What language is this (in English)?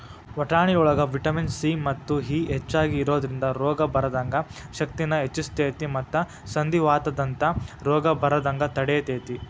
Kannada